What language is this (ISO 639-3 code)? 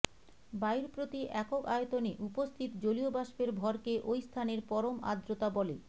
ben